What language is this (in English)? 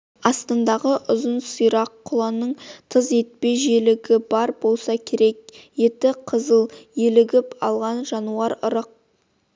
Kazakh